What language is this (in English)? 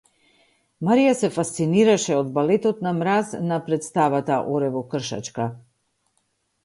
Macedonian